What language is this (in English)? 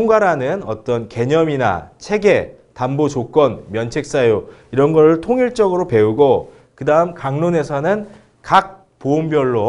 Korean